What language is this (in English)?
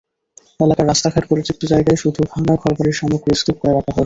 Bangla